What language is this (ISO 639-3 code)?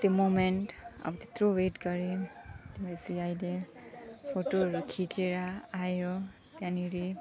nep